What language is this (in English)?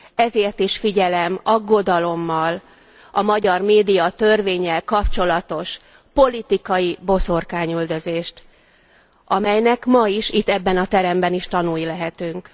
Hungarian